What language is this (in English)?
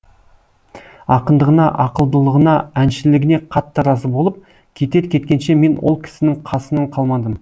Kazakh